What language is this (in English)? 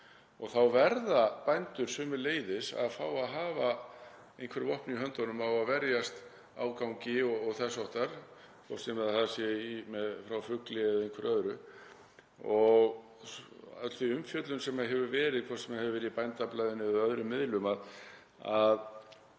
Icelandic